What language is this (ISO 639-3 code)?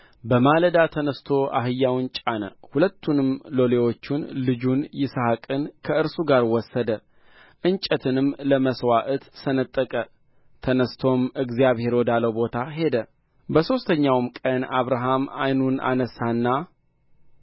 amh